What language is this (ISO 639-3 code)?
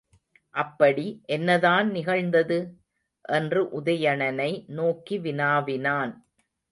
tam